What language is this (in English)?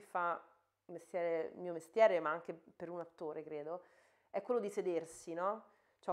Italian